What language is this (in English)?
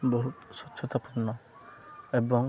Odia